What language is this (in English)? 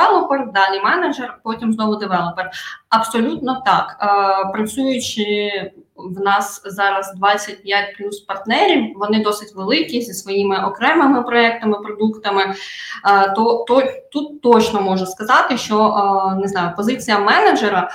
Ukrainian